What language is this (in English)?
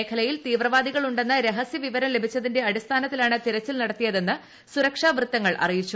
Malayalam